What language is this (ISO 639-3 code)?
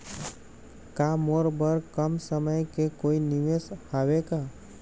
hne